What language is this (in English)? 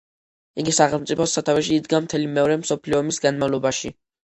Georgian